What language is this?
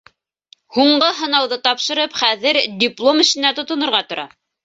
Bashkir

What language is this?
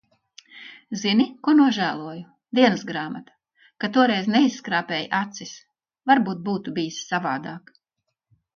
Latvian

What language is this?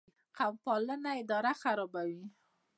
Pashto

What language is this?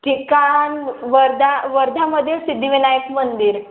Marathi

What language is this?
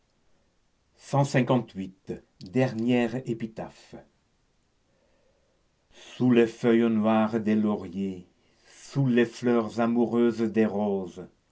French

